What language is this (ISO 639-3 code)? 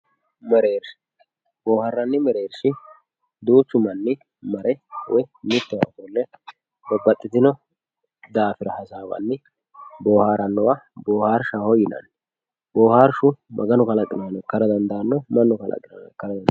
sid